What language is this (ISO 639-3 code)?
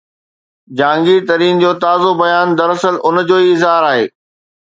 snd